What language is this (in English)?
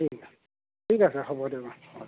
Assamese